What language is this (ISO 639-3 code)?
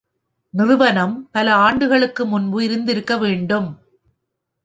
tam